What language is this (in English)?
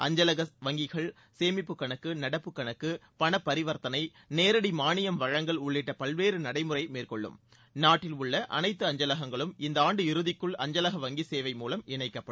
Tamil